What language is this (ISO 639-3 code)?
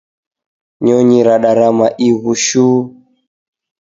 dav